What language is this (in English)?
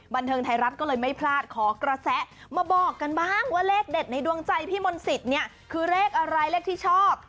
Thai